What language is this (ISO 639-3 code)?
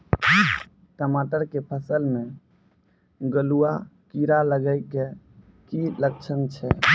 mai